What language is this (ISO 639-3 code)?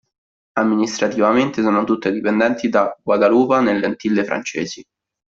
ita